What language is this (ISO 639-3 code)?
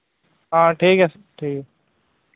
sat